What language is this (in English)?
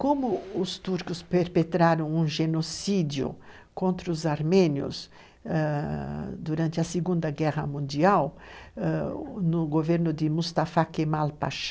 Portuguese